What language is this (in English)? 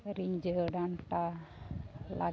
Santali